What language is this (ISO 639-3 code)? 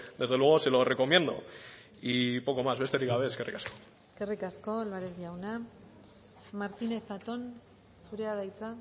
eus